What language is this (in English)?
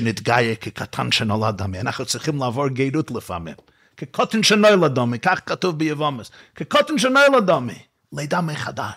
Hebrew